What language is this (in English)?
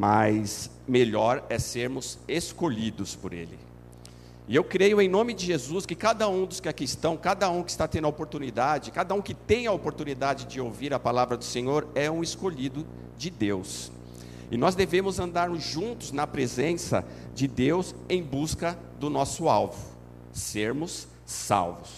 Portuguese